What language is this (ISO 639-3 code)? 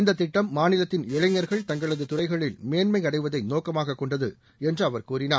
tam